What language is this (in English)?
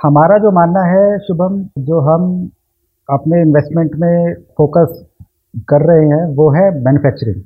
Hindi